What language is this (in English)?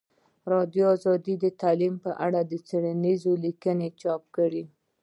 Pashto